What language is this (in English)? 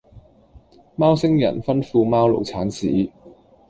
Cantonese